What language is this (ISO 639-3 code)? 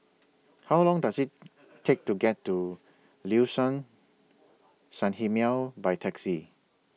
eng